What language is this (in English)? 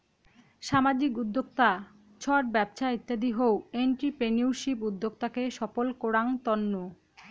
Bangla